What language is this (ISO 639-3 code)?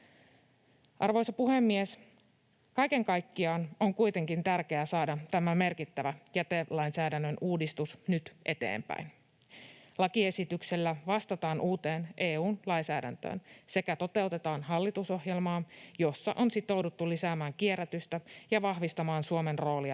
fin